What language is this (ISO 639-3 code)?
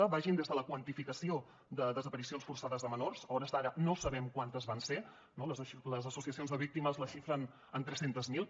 cat